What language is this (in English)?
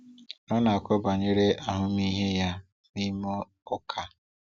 Igbo